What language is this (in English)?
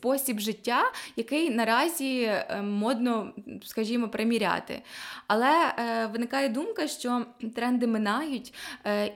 Ukrainian